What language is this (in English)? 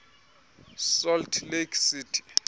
Xhosa